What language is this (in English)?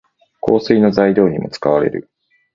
Japanese